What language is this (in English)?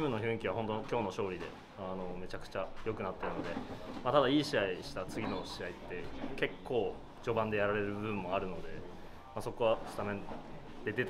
Japanese